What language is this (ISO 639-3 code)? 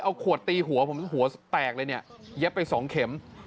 tha